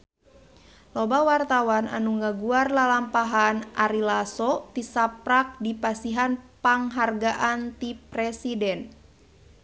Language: Sundanese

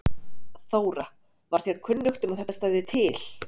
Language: Icelandic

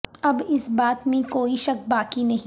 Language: Urdu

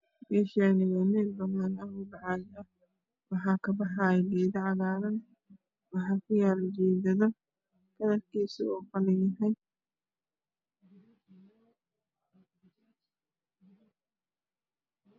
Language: Somali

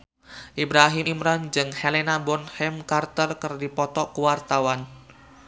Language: Sundanese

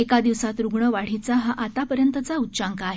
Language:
Marathi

